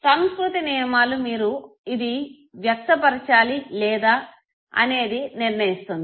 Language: Telugu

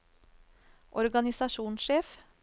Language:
Norwegian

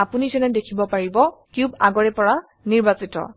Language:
Assamese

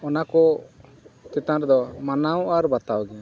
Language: Santali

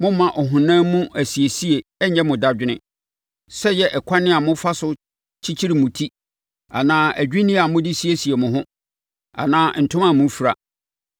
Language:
Akan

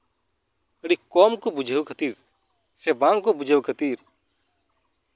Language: Santali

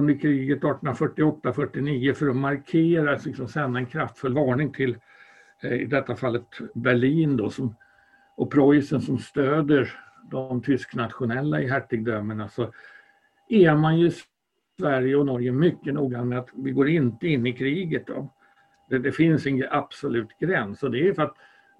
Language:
Swedish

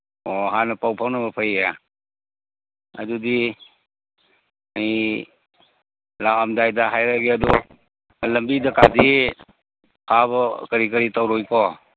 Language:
Manipuri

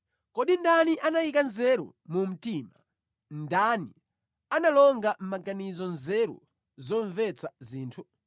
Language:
Nyanja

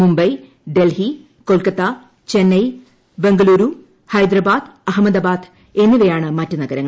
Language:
Malayalam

